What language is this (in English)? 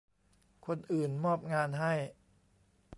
Thai